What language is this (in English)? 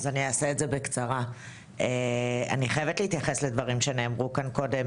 Hebrew